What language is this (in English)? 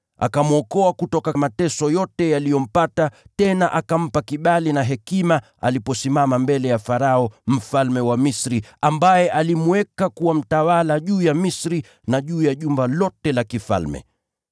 Swahili